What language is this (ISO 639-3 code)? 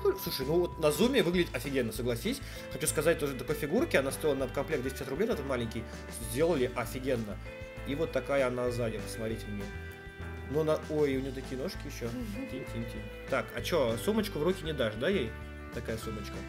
rus